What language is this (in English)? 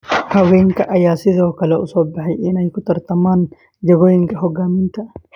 Somali